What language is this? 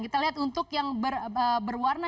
Indonesian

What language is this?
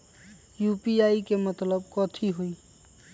Magahi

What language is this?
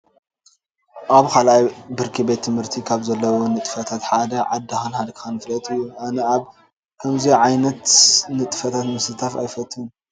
Tigrinya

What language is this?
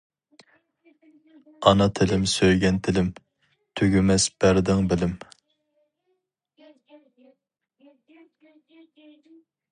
Uyghur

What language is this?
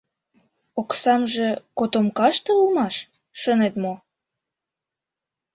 Mari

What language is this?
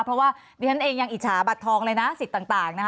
Thai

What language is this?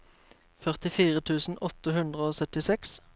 Norwegian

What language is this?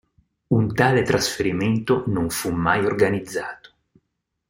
Italian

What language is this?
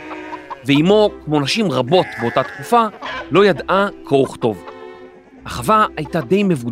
Hebrew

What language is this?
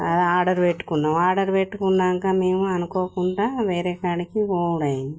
Telugu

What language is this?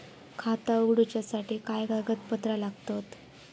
Marathi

